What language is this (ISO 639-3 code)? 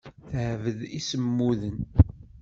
kab